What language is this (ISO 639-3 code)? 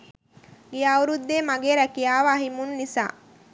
sin